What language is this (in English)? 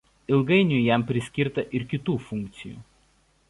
Lithuanian